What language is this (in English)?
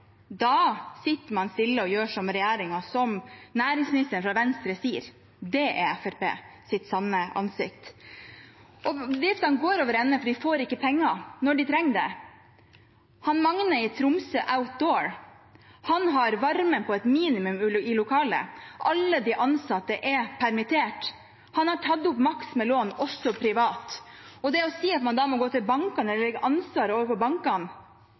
Norwegian Bokmål